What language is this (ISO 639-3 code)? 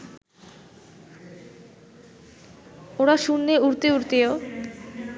ben